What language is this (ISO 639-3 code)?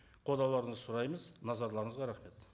kaz